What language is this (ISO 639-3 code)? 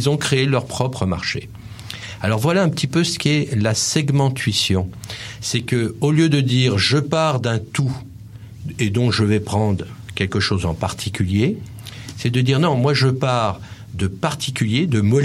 fra